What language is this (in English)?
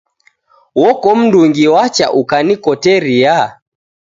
Taita